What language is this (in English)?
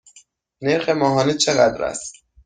Persian